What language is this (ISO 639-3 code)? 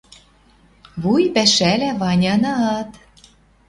mrj